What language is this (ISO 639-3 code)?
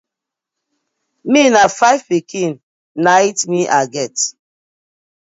pcm